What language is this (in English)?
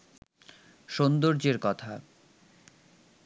Bangla